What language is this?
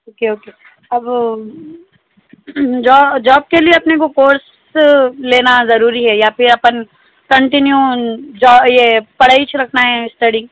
Urdu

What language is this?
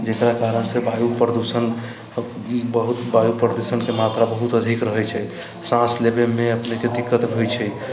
Maithili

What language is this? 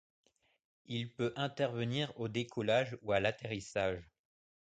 French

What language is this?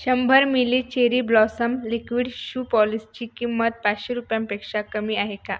Marathi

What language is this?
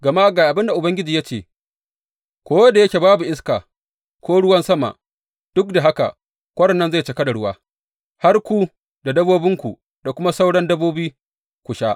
Hausa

